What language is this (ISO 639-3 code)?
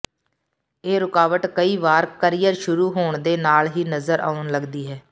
pan